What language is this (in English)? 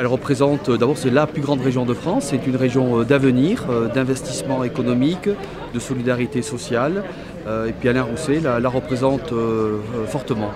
French